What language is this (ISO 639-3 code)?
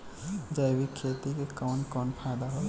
bho